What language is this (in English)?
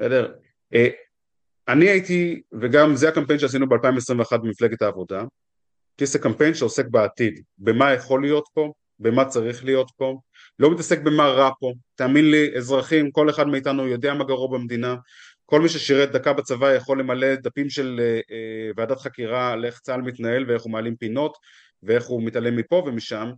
Hebrew